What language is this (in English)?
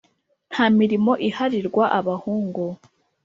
Kinyarwanda